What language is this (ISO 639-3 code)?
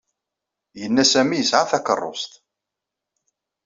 kab